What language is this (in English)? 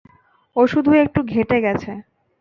Bangla